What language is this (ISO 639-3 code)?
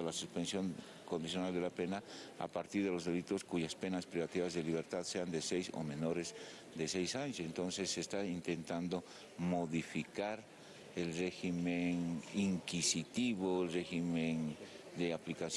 spa